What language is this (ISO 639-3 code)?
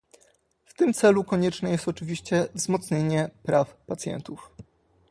pol